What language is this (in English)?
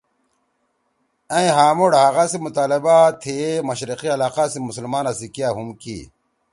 Torwali